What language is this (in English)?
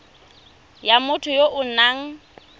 Tswana